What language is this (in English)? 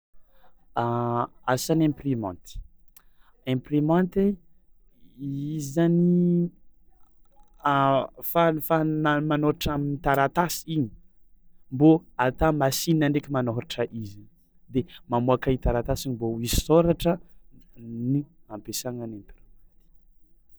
Tsimihety Malagasy